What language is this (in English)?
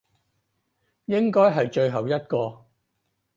Cantonese